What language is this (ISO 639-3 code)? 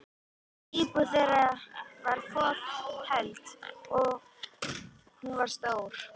isl